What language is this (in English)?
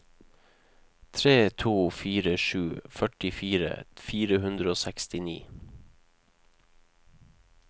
Norwegian